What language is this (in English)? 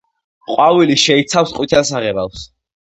Georgian